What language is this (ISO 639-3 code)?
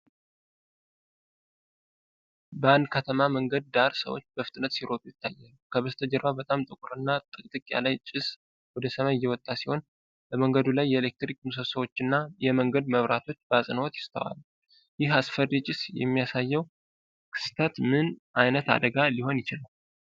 amh